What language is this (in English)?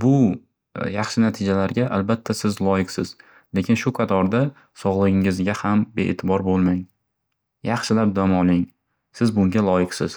Uzbek